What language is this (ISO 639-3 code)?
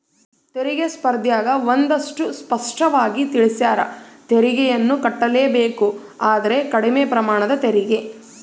kan